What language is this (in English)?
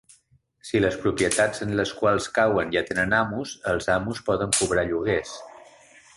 Catalan